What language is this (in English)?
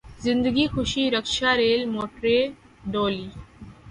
Urdu